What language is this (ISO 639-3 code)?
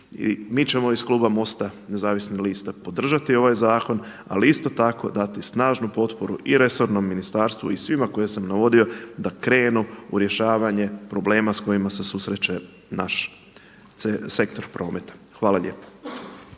hrv